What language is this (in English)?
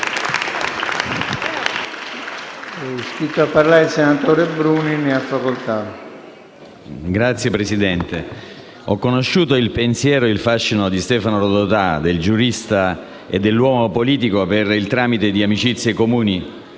Italian